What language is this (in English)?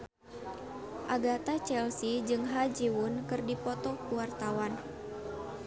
Sundanese